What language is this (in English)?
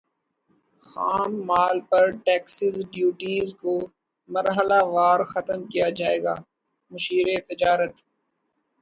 Urdu